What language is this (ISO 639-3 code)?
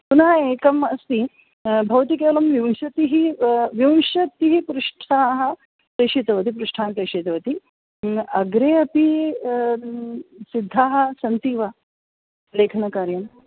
san